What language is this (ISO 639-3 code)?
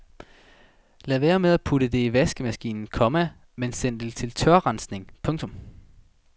dan